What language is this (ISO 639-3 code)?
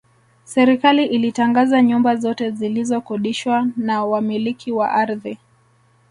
swa